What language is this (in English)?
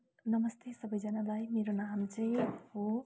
Nepali